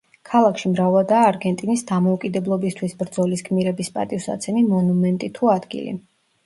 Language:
Georgian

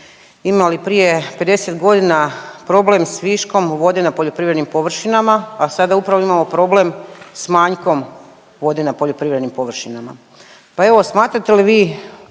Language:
Croatian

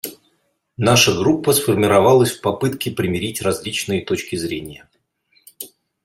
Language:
Russian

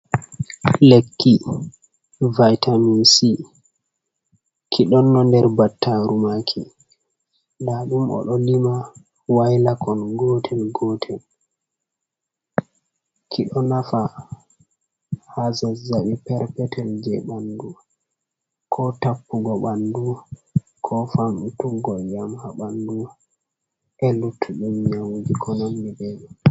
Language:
Fula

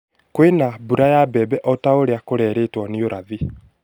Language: Kikuyu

